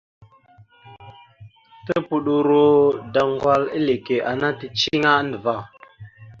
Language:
Mada (Cameroon)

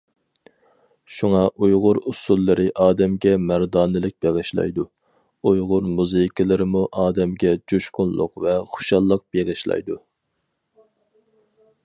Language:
Uyghur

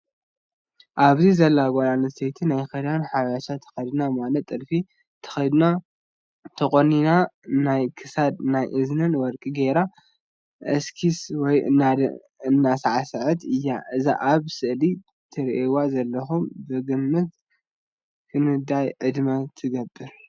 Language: Tigrinya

